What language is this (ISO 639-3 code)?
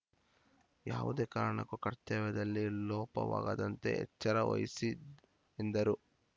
kan